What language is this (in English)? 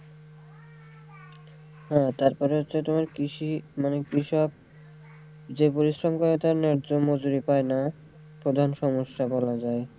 Bangla